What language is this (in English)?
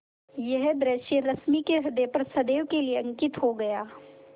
Hindi